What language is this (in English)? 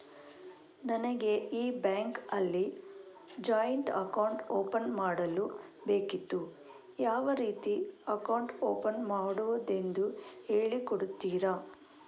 Kannada